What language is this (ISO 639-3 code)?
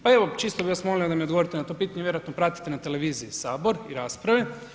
hrv